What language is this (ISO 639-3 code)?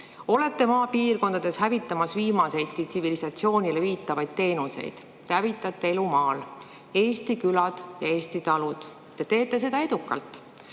est